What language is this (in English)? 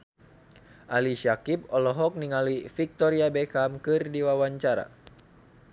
Sundanese